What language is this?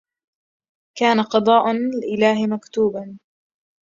Arabic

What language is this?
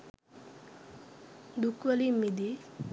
Sinhala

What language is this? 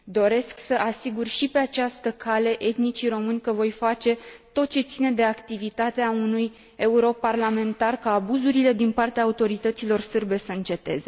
Romanian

